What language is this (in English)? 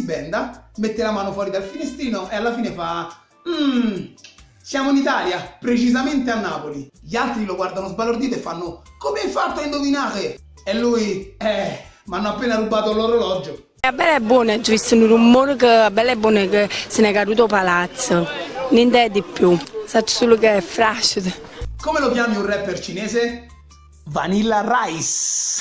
Italian